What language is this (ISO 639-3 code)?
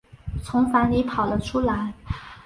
zho